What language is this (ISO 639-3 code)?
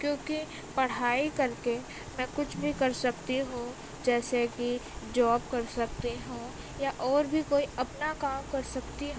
urd